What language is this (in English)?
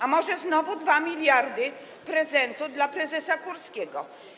Polish